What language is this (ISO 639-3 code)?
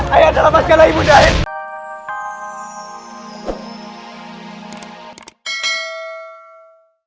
ind